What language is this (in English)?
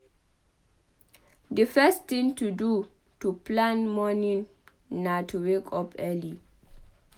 Nigerian Pidgin